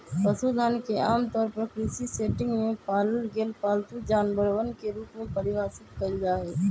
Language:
Magahi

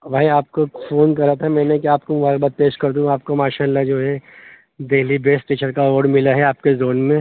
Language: Urdu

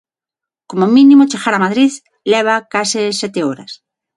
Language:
Galician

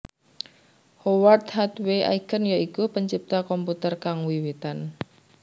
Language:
Javanese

